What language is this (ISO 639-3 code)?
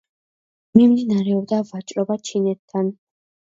kat